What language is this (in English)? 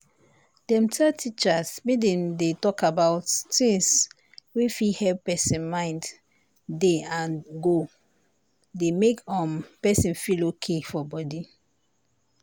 Nigerian Pidgin